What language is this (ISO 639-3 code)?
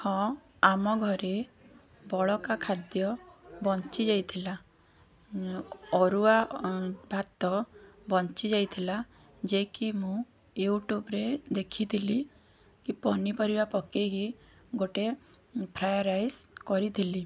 ori